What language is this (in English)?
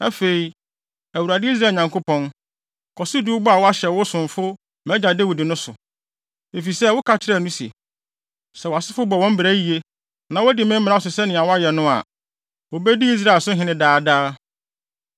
Akan